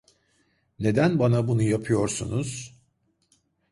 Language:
Turkish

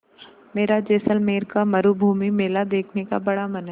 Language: Hindi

